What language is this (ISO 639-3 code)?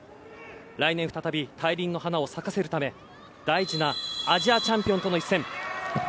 jpn